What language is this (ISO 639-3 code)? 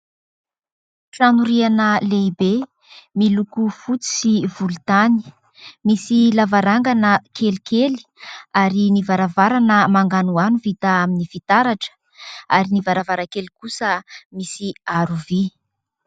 mlg